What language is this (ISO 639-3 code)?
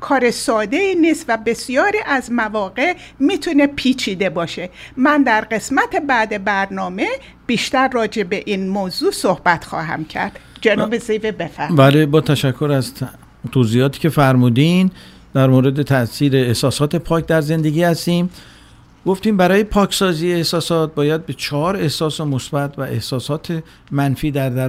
fas